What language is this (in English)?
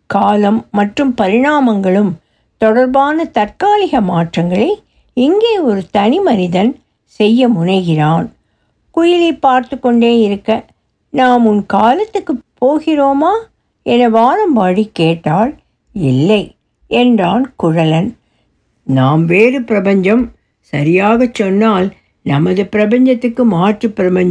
Tamil